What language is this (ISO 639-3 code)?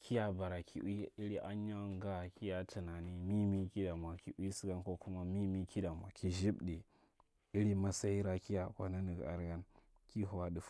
mrt